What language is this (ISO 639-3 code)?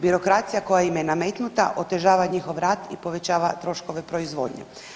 hrv